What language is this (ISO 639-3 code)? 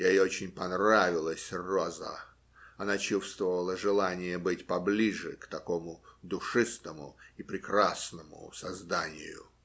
rus